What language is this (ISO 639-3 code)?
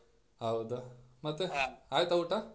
kan